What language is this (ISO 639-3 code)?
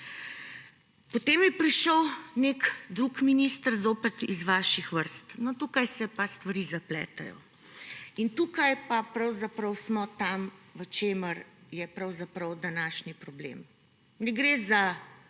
slv